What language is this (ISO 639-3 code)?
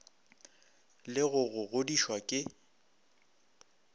nso